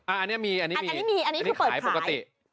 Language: Thai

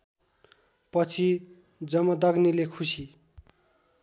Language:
Nepali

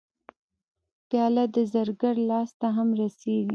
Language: Pashto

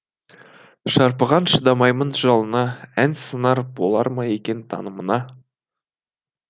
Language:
Kazakh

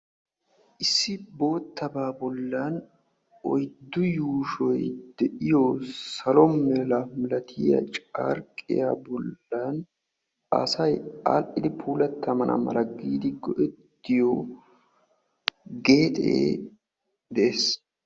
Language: Wolaytta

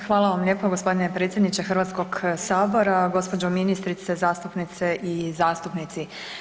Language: Croatian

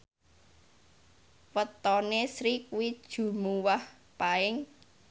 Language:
Javanese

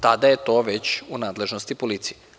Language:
Serbian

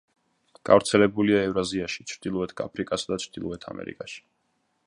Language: Georgian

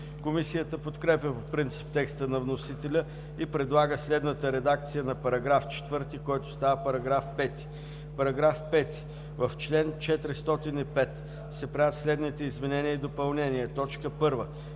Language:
Bulgarian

